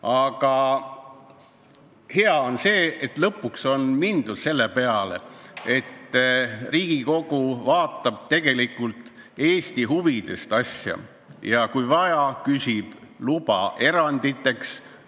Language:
Estonian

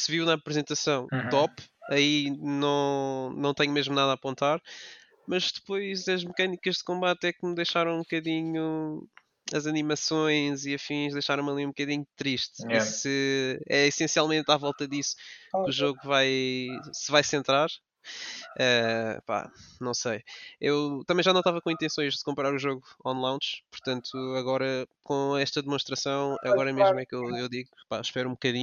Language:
Portuguese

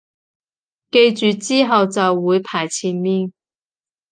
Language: Cantonese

